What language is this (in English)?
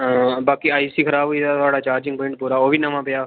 Dogri